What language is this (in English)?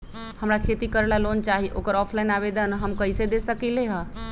Magahi